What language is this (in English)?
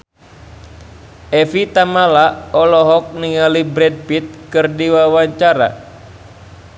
Sundanese